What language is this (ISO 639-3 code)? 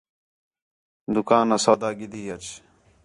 xhe